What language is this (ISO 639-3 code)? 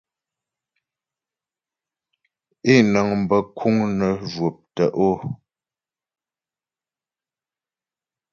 bbj